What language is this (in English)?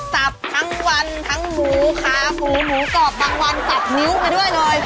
Thai